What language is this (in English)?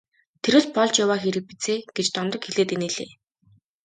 Mongolian